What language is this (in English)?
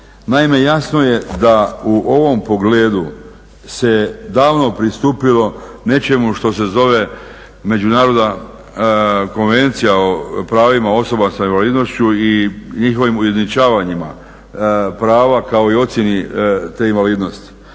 Croatian